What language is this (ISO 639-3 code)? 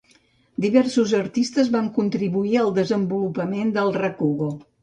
cat